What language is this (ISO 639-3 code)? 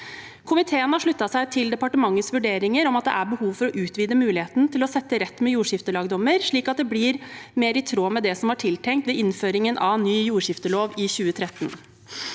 nor